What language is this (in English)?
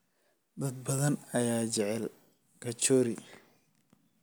Somali